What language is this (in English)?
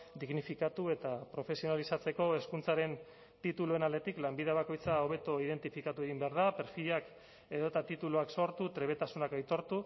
Basque